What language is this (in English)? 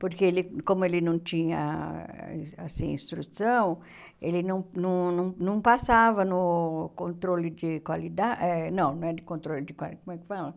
Portuguese